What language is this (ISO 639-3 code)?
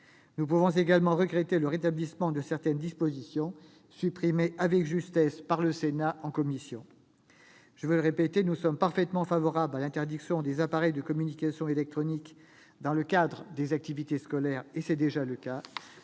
fra